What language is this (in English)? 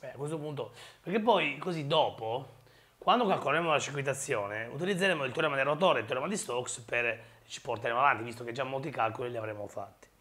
Italian